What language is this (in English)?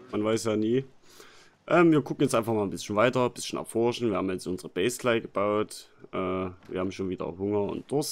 German